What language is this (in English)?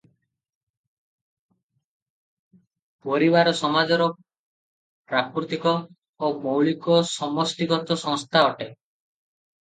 Odia